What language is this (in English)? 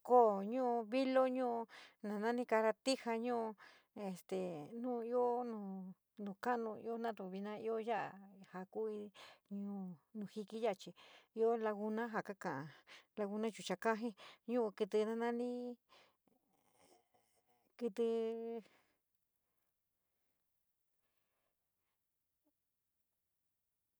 San Miguel El Grande Mixtec